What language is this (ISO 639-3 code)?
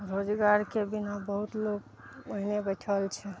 mai